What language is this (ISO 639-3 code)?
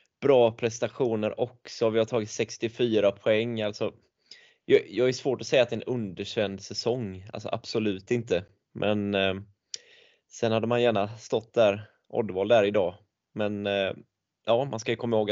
swe